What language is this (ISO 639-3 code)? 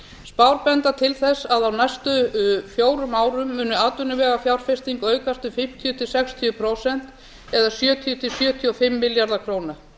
isl